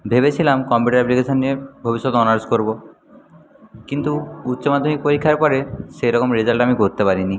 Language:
Bangla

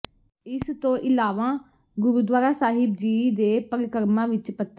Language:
Punjabi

